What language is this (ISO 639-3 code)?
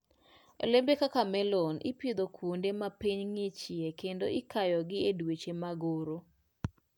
luo